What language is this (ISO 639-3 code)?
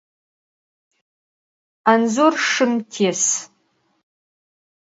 ady